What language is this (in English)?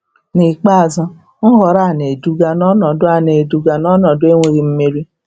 Igbo